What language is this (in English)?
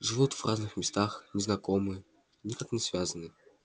Russian